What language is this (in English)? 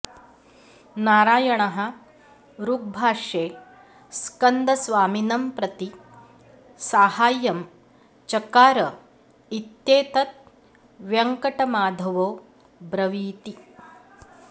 Sanskrit